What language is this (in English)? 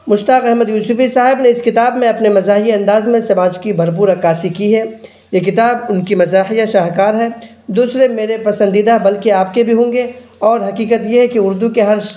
Urdu